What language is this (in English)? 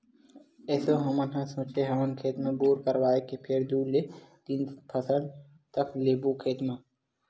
Chhattisgarhi